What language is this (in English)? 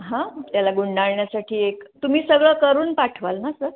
Marathi